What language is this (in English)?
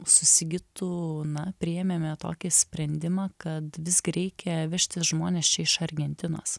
Lithuanian